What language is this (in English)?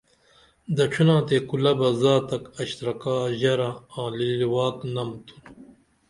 Dameli